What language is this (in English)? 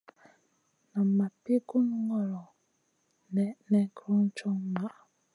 Masana